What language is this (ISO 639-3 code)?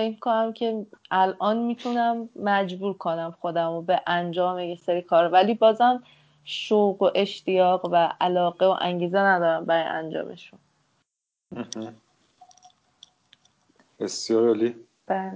fas